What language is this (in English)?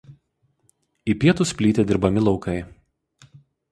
Lithuanian